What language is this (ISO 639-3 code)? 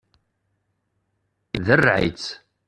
kab